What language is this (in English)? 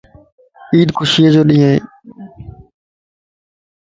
Lasi